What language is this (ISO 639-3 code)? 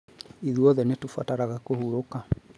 kik